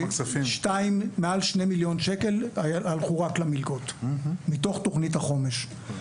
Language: Hebrew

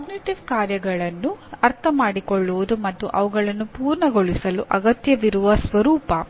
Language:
Kannada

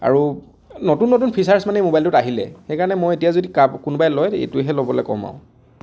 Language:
Assamese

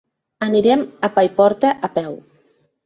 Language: Catalan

